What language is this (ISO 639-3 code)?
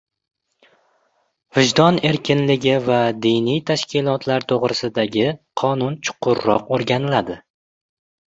uzb